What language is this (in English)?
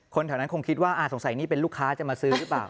Thai